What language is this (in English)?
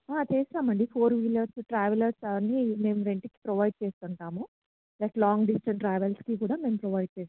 Telugu